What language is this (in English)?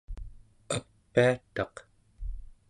Central Yupik